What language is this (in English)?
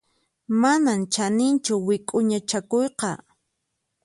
Puno Quechua